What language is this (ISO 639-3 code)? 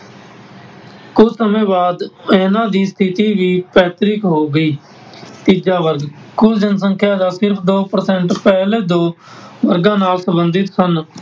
pan